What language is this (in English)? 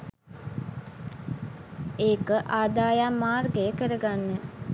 Sinhala